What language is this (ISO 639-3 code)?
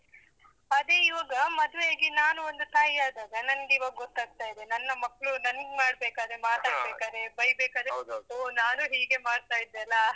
kan